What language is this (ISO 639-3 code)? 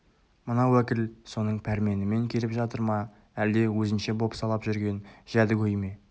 kaz